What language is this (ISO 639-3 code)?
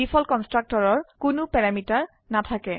asm